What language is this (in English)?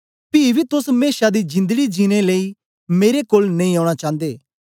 Dogri